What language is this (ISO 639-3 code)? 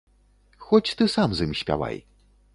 bel